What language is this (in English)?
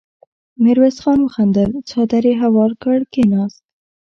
Pashto